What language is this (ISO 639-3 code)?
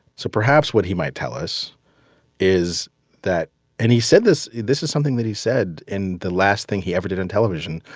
eng